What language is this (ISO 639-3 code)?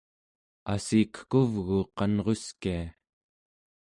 esu